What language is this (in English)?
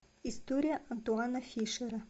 Russian